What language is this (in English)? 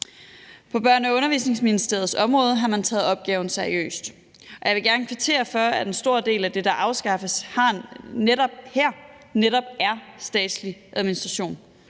Danish